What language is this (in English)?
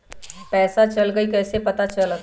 Magahi